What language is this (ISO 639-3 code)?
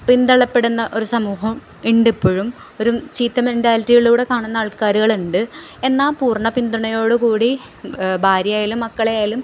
mal